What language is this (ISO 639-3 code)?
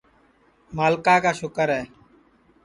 ssi